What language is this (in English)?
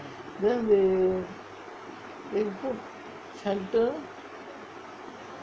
English